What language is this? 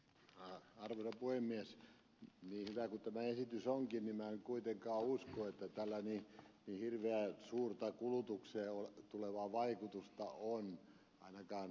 Finnish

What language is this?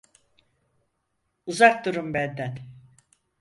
Turkish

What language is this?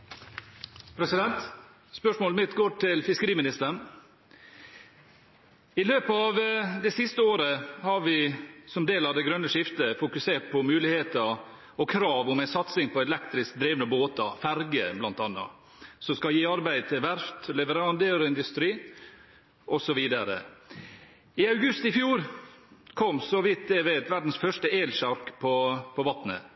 Norwegian Bokmål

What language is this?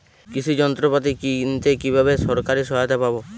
Bangla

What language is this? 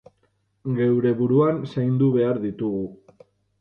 Basque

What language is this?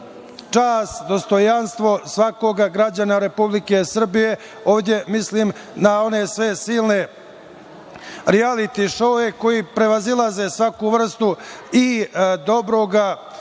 Serbian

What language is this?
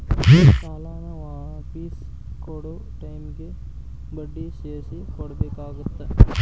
Kannada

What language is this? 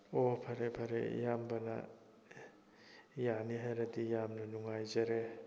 Manipuri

